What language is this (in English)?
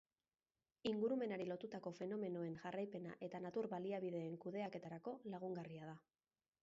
Basque